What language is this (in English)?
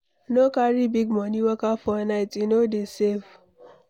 Nigerian Pidgin